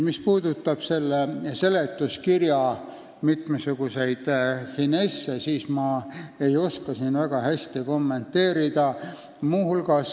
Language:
Estonian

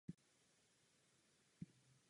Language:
Czech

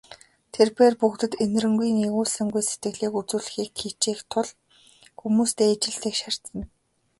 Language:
Mongolian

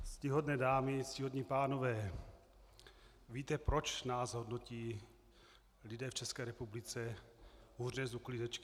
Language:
Czech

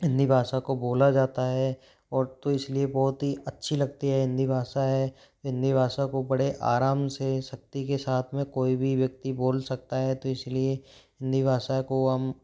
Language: Hindi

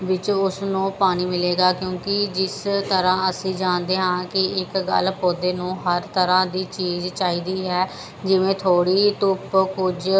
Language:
Punjabi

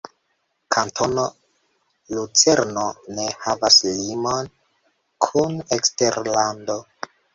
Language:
Esperanto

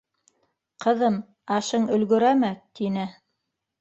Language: Bashkir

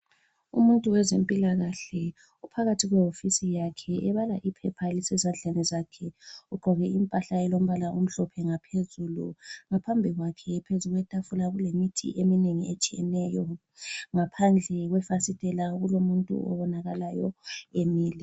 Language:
North Ndebele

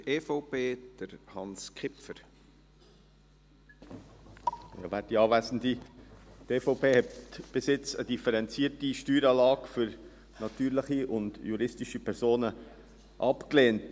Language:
Swiss German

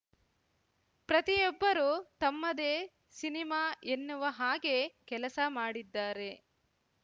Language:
Kannada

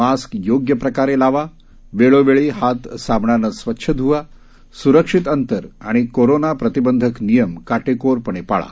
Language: Marathi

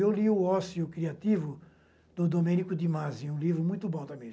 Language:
Portuguese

